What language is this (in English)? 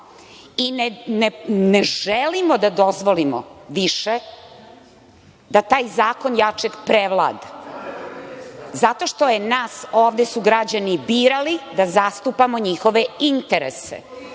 Serbian